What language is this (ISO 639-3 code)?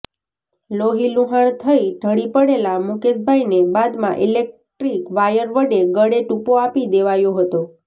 guj